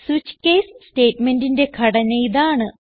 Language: Malayalam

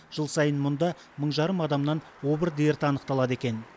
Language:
Kazakh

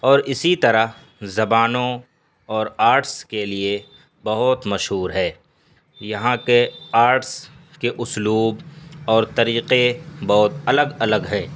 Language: Urdu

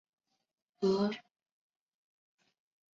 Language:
Chinese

